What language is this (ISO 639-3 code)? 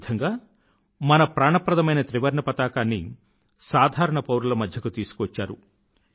tel